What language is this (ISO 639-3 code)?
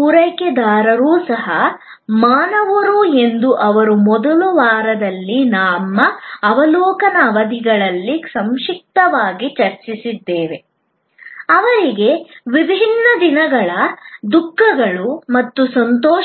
kan